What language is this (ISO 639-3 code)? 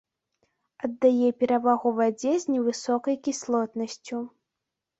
bel